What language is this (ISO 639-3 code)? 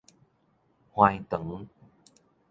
nan